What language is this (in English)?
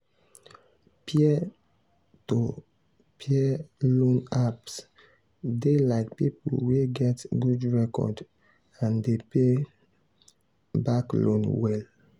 Nigerian Pidgin